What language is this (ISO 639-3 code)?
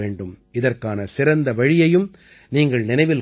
tam